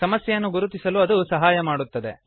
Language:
Kannada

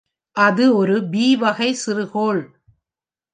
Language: Tamil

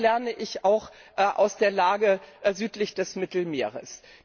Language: German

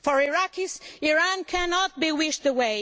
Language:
English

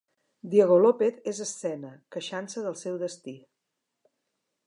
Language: Catalan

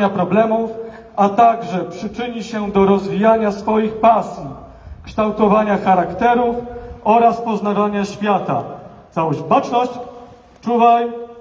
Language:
Polish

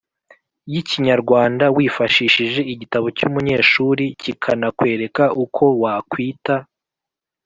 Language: Kinyarwanda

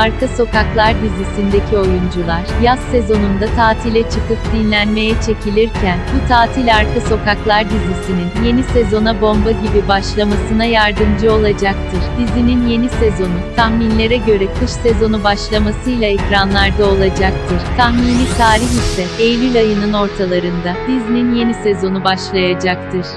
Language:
Turkish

